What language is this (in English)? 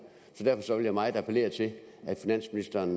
Danish